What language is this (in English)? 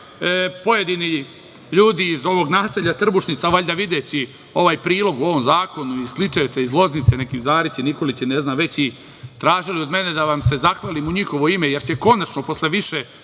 Serbian